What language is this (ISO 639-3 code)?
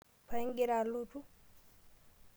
mas